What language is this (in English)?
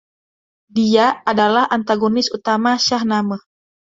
Indonesian